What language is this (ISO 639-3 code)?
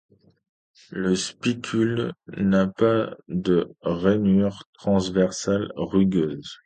fra